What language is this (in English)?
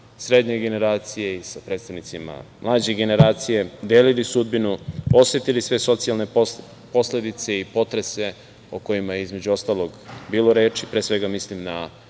Serbian